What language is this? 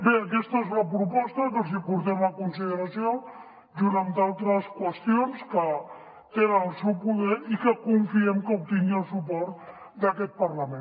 Catalan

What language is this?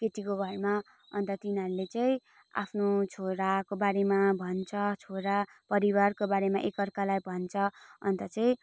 Nepali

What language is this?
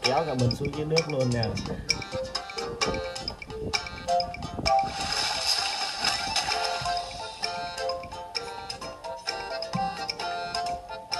Vietnamese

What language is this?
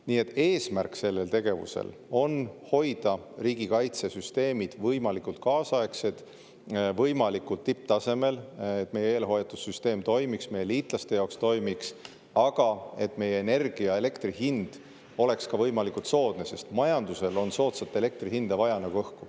Estonian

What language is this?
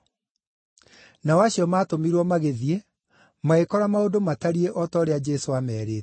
Kikuyu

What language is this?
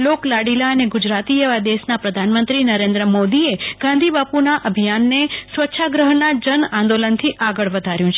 Gujarati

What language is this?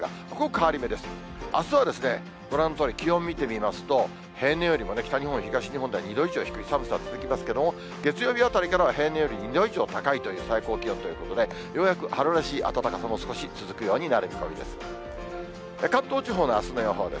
Japanese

